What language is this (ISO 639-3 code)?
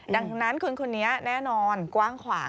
tha